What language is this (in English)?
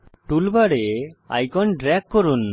Bangla